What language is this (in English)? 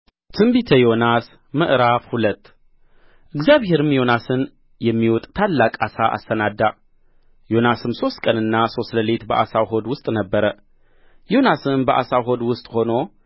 Amharic